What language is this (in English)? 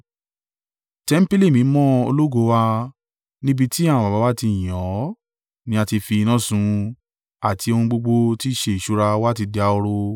Yoruba